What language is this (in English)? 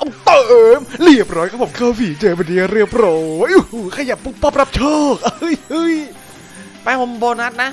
Thai